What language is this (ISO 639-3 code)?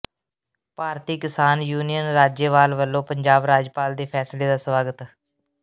pan